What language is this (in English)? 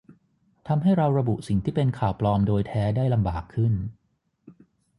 Thai